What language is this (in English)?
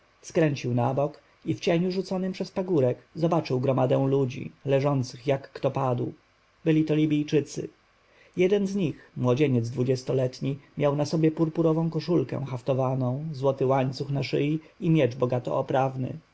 Polish